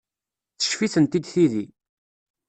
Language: Kabyle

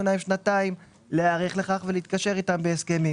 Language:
Hebrew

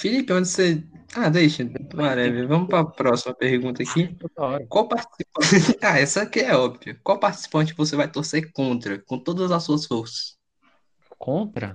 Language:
Portuguese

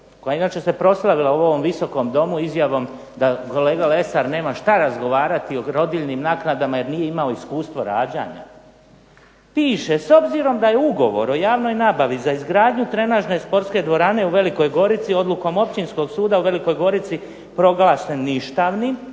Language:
Croatian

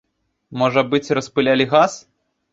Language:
Belarusian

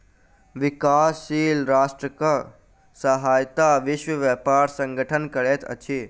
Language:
Maithili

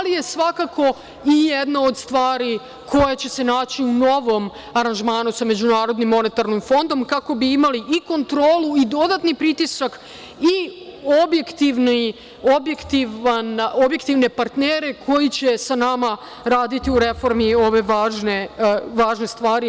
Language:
Serbian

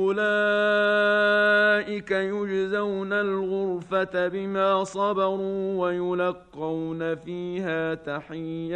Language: Arabic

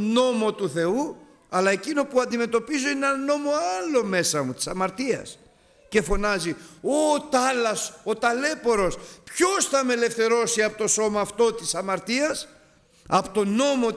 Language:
Greek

